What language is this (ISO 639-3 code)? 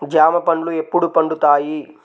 tel